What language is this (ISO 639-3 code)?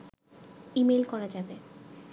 ben